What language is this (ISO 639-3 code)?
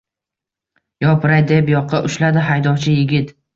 uzb